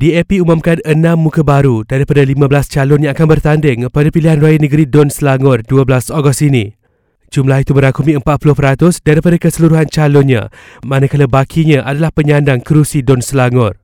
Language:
Malay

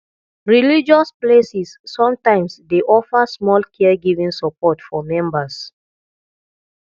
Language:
Nigerian Pidgin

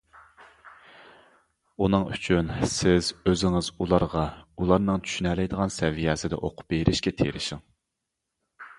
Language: Uyghur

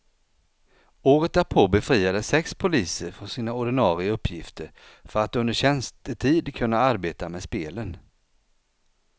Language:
Swedish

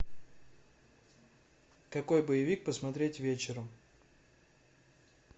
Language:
Russian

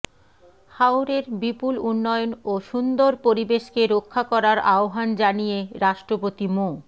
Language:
Bangla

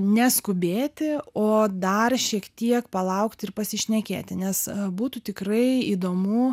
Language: Lithuanian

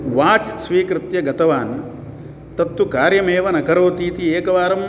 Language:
Sanskrit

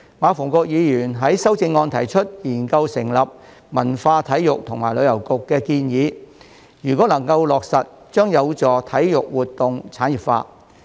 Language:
Cantonese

